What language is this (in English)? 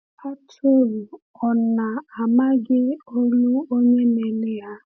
Igbo